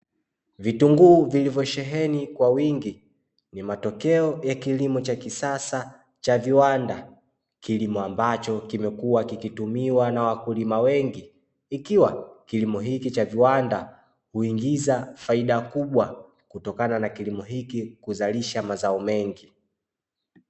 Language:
Swahili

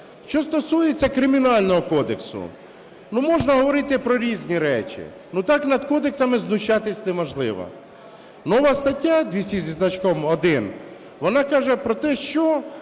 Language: Ukrainian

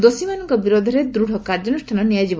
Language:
Odia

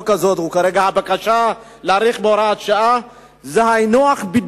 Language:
Hebrew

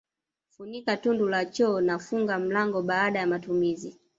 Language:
Swahili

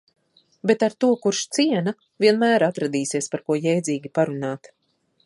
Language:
Latvian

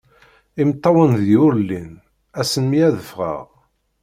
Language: Kabyle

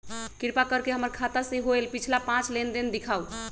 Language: Magahi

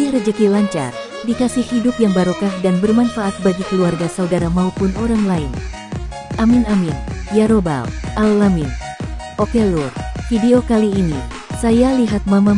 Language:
Indonesian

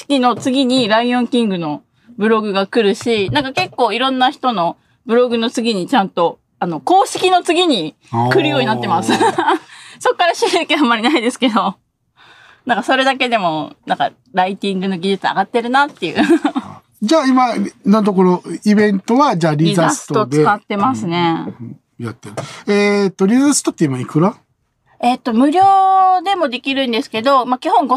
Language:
Japanese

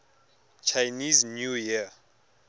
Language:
Tswana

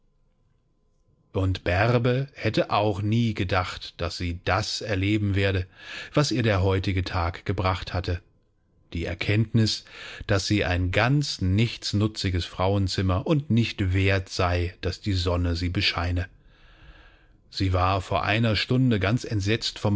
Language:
German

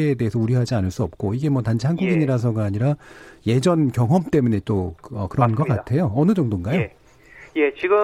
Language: Korean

